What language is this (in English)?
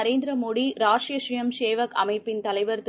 Tamil